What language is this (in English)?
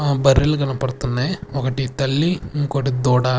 Telugu